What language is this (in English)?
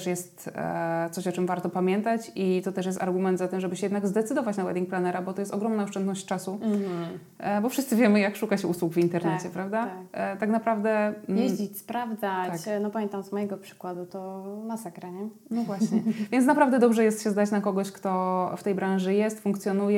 Polish